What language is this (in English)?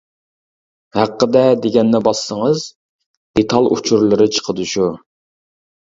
Uyghur